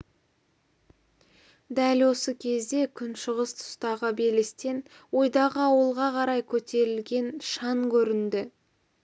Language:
Kazakh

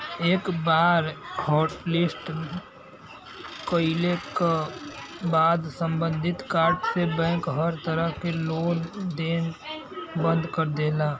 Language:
Bhojpuri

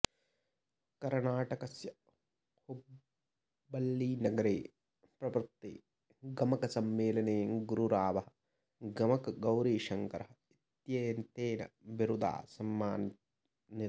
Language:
Sanskrit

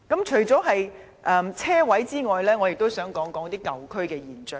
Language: Cantonese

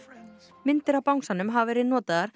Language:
Icelandic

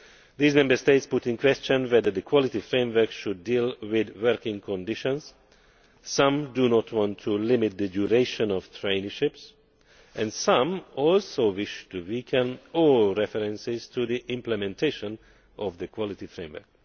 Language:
English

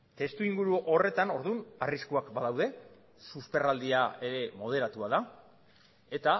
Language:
Basque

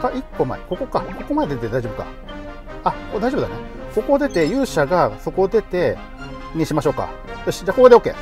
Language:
Japanese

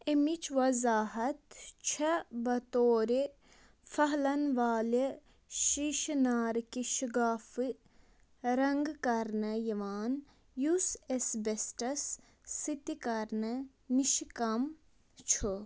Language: Kashmiri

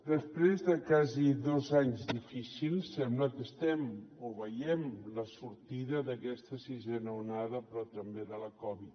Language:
Catalan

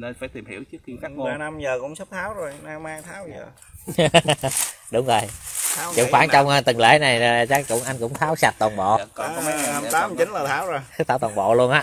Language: Vietnamese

